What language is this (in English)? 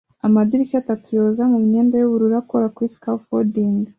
Kinyarwanda